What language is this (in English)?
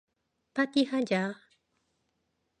Korean